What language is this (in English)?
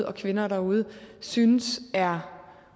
Danish